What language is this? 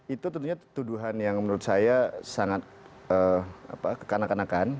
Indonesian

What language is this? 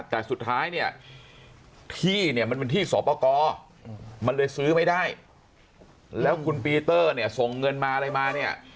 Thai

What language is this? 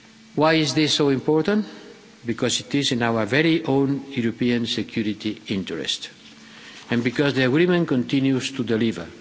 English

